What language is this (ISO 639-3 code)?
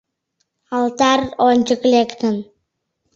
chm